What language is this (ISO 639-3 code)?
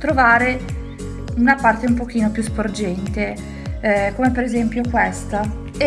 ita